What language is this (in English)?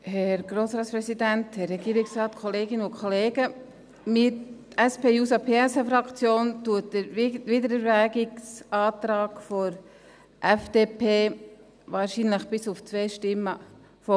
Swiss German